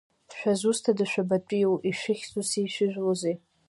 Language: Abkhazian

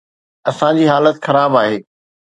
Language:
Sindhi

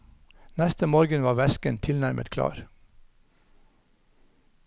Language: Norwegian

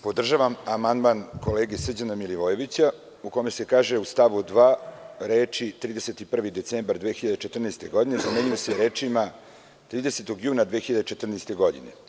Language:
Serbian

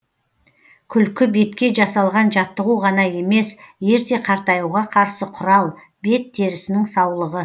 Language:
Kazakh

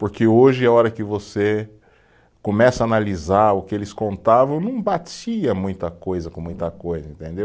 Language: Portuguese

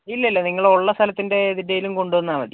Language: Malayalam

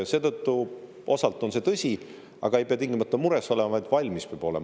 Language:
Estonian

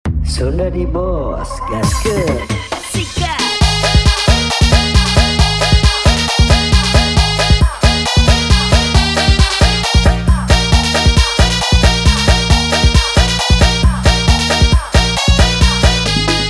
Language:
Indonesian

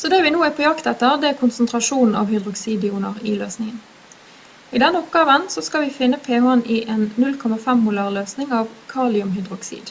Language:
Norwegian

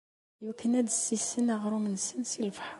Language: Kabyle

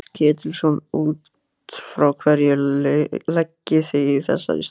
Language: Icelandic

